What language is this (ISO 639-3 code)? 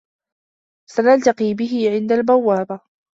ara